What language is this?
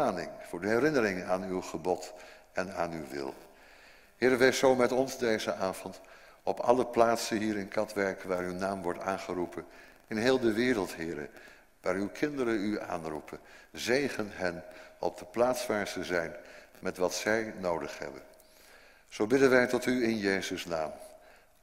Dutch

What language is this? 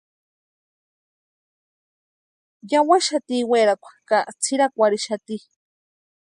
Western Highland Purepecha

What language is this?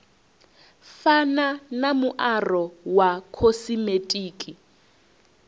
Venda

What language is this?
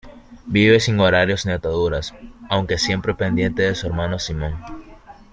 Spanish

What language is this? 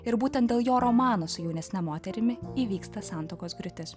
Lithuanian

